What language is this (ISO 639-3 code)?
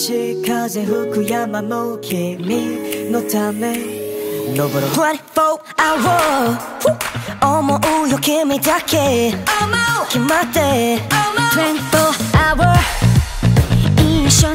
kor